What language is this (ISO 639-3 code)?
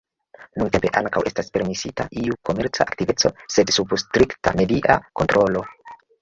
epo